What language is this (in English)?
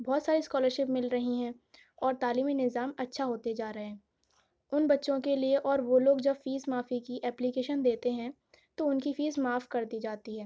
Urdu